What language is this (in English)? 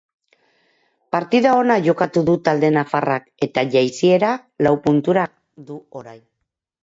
Basque